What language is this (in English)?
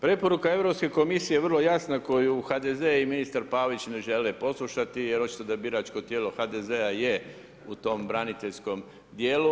Croatian